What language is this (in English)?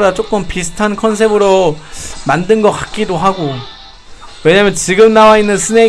Korean